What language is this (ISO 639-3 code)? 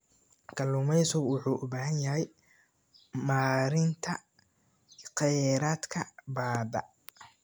som